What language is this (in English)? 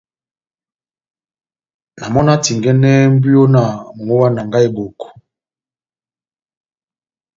Batanga